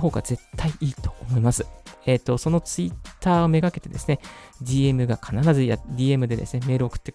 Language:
Japanese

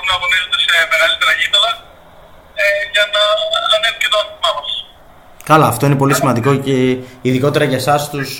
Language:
Greek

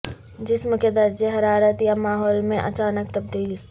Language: Urdu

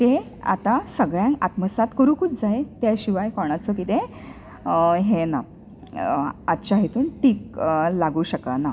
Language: Konkani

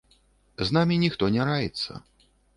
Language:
Belarusian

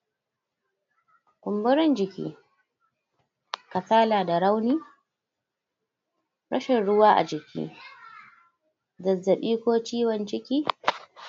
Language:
Hausa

